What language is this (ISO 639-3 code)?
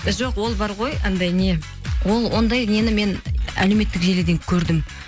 kaz